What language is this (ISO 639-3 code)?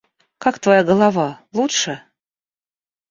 rus